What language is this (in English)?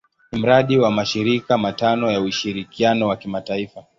Swahili